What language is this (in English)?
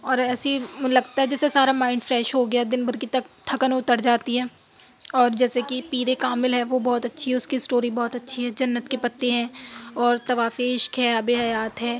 Urdu